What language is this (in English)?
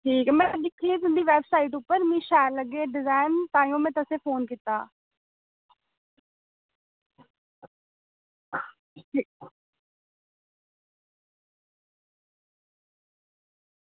Dogri